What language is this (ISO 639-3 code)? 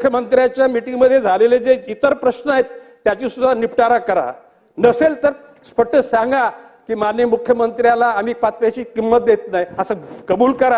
mar